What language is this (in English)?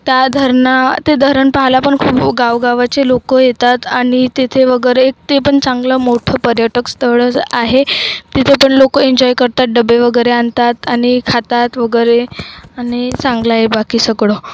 Marathi